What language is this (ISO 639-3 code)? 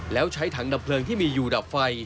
tha